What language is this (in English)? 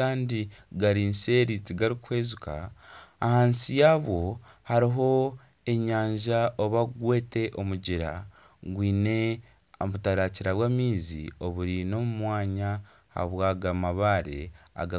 Nyankole